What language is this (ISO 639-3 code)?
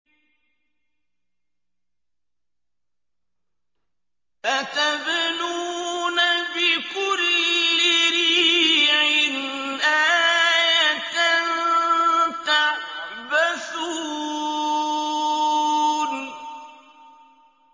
ara